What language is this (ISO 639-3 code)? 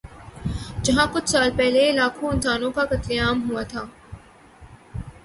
urd